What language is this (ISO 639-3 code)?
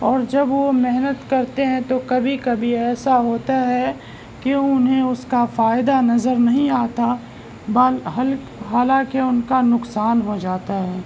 urd